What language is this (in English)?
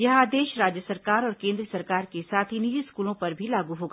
Hindi